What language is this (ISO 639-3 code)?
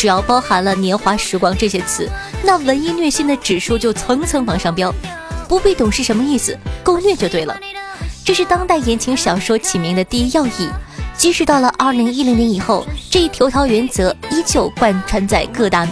zho